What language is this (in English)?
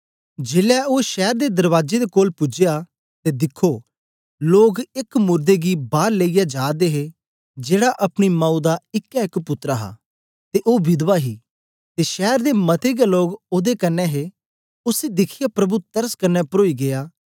Dogri